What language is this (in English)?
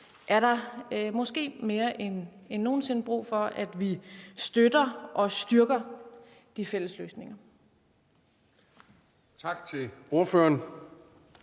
Danish